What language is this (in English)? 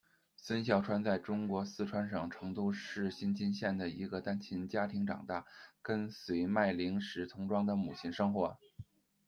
Chinese